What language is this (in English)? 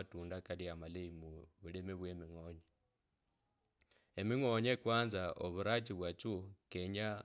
Kabras